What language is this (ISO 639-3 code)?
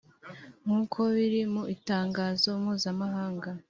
kin